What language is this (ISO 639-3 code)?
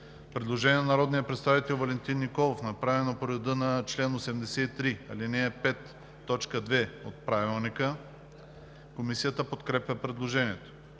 bul